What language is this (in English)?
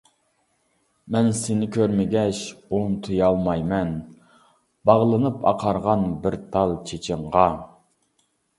Uyghur